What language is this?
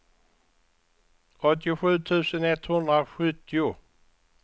Swedish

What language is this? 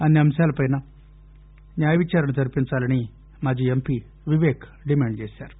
Telugu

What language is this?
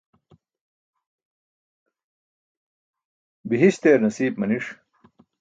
Burushaski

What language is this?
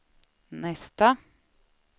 Swedish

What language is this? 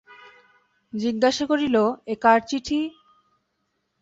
Bangla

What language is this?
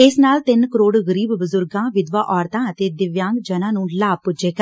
Punjabi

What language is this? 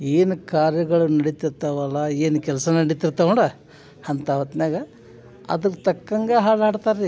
Kannada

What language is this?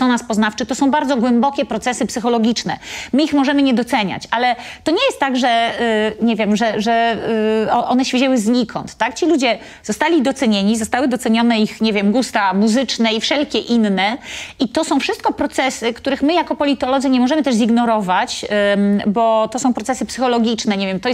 Polish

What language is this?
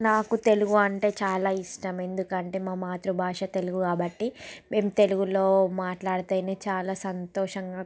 Telugu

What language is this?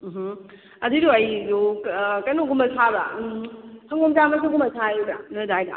Manipuri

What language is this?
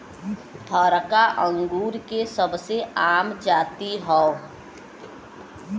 Bhojpuri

